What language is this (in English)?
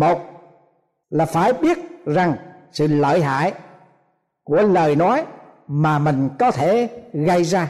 Vietnamese